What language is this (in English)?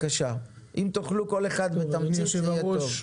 Hebrew